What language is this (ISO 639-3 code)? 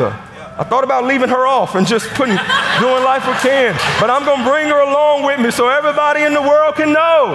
eng